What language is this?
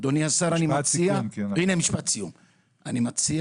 Hebrew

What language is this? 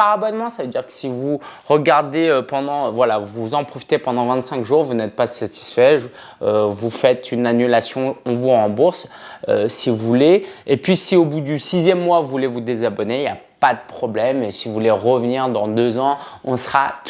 French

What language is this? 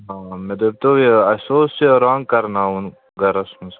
Kashmiri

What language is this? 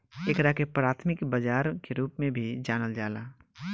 Bhojpuri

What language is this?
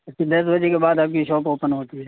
Urdu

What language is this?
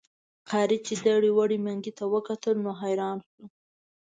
Pashto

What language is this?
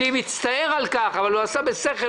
Hebrew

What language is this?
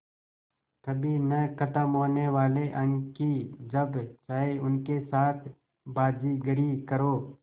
Hindi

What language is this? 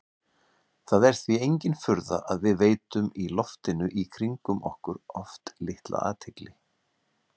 Icelandic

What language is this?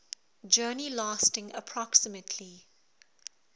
English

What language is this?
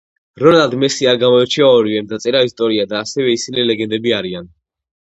Georgian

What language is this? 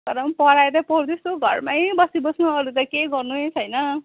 Nepali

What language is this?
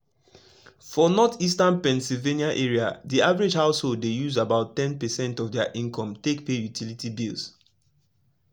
Nigerian Pidgin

